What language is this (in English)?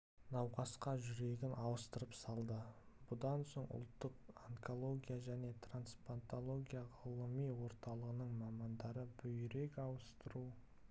Kazakh